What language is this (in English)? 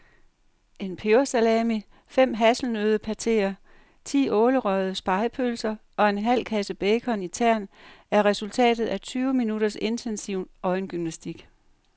Danish